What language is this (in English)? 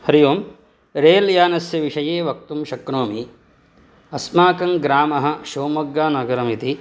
Sanskrit